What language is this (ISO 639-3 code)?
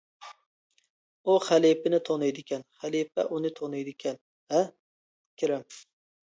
uig